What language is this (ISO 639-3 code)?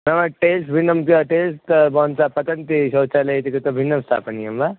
san